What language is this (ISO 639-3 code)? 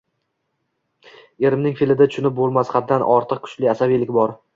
uzb